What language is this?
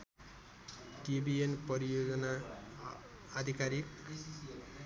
Nepali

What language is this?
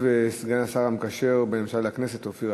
Hebrew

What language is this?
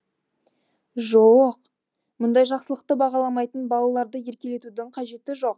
Kazakh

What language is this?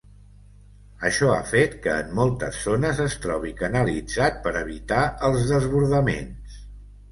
Catalan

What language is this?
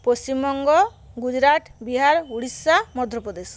Bangla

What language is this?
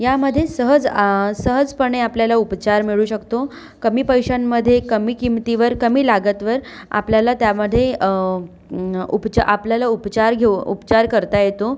Marathi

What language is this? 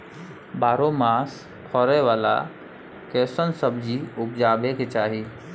Maithili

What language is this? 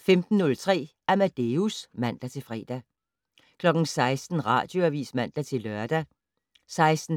Danish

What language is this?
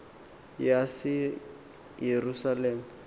Xhosa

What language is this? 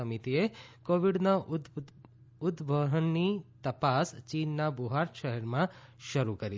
Gujarati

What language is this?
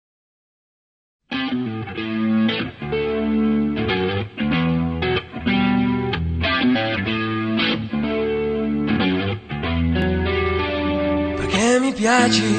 Italian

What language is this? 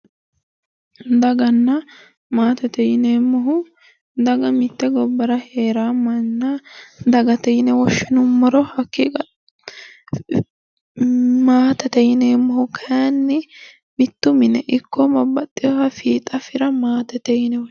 Sidamo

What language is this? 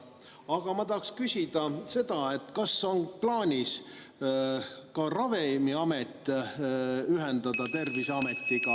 Estonian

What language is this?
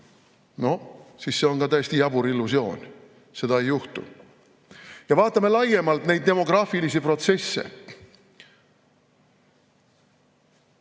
Estonian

